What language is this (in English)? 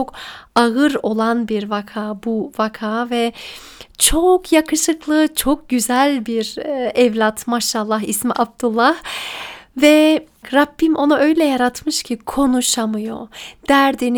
Turkish